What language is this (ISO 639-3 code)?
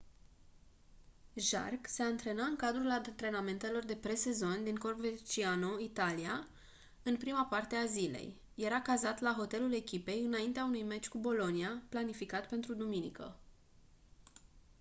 ron